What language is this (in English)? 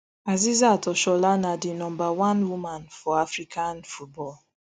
Nigerian Pidgin